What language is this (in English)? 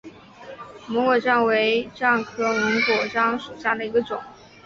Chinese